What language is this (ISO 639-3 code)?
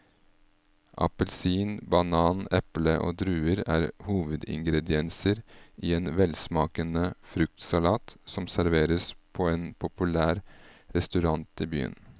nor